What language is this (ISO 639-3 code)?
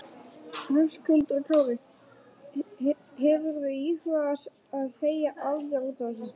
isl